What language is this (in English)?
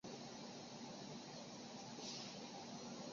Chinese